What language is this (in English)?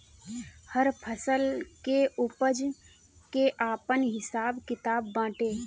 Bhojpuri